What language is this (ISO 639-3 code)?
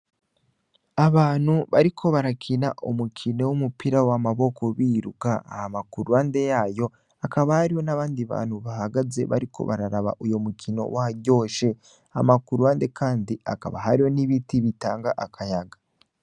run